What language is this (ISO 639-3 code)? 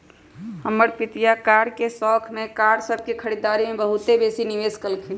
mag